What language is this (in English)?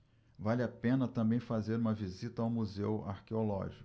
Portuguese